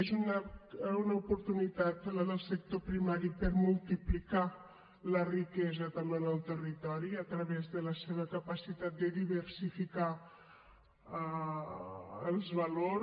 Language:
Catalan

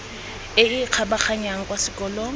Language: Tswana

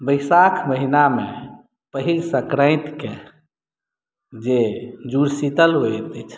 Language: Maithili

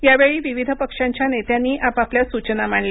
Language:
Marathi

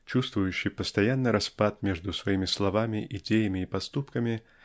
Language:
Russian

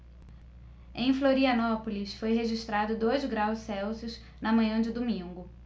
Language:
Portuguese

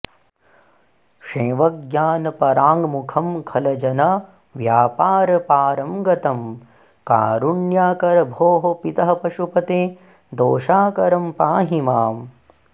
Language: Sanskrit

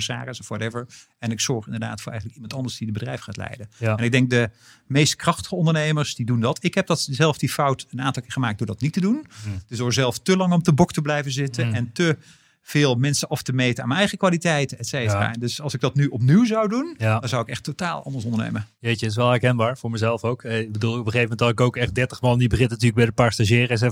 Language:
Dutch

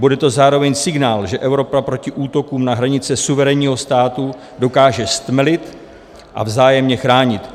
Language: Czech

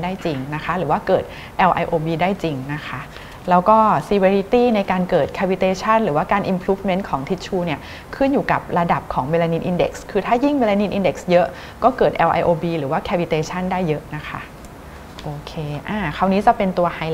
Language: Thai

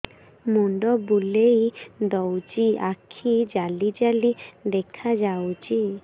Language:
Odia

